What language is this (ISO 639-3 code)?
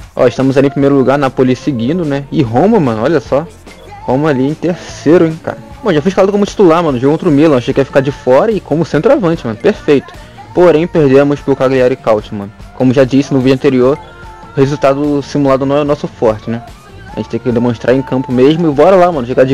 por